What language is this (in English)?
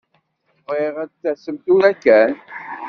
Kabyle